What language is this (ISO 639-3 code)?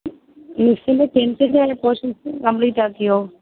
mal